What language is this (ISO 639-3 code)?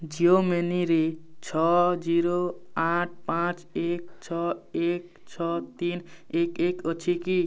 ori